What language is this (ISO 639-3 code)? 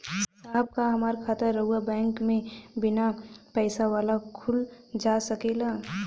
bho